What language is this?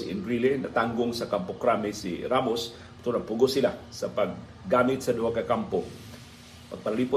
Filipino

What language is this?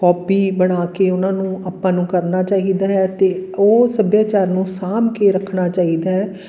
Punjabi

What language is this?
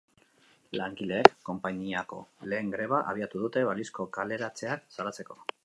Basque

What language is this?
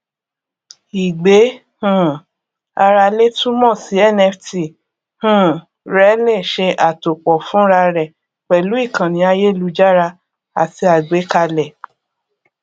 Yoruba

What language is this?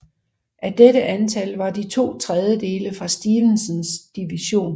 Danish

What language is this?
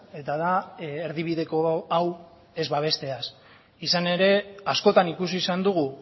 Basque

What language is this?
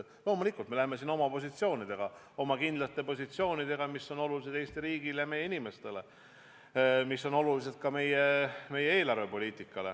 Estonian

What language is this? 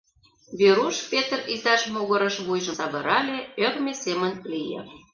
Mari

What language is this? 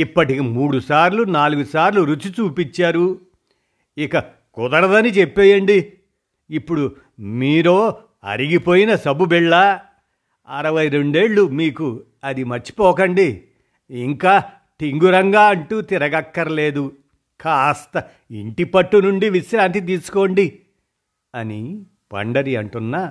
Telugu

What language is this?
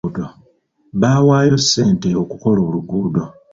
Ganda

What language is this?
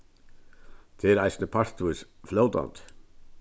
Faroese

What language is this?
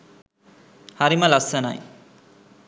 Sinhala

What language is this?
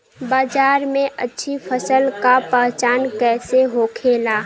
Bhojpuri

